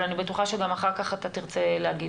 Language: Hebrew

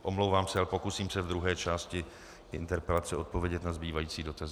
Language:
Czech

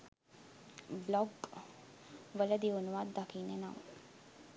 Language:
Sinhala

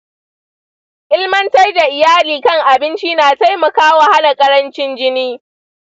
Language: Hausa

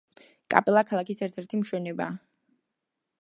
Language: Georgian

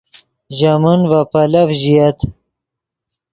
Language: Yidgha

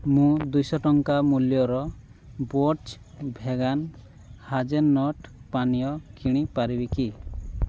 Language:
Odia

